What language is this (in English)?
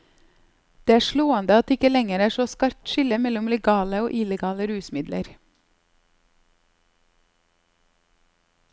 Norwegian